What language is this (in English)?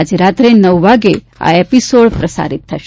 Gujarati